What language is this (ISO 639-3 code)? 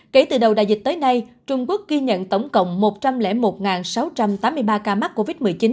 vie